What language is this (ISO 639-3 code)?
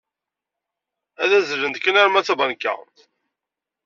kab